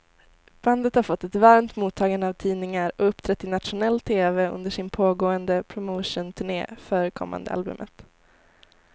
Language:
Swedish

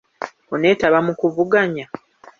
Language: Ganda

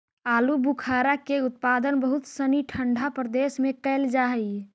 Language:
Magahi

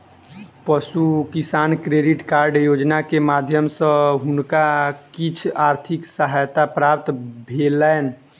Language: Maithili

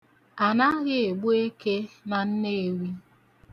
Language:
Igbo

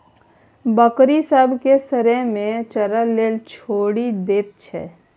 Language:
Maithili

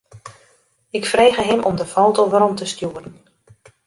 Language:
Western Frisian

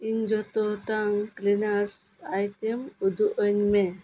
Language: Santali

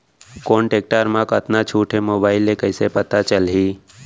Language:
Chhattisgarhi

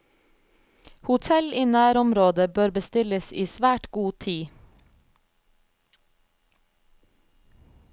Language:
Norwegian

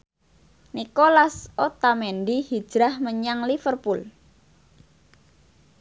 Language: Javanese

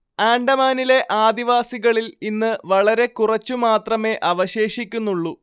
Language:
Malayalam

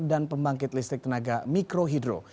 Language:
Indonesian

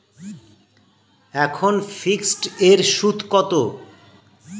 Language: Bangla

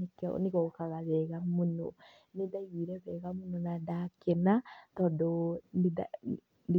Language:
Kikuyu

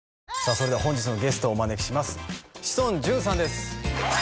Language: Japanese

